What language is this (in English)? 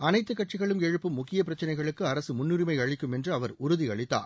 Tamil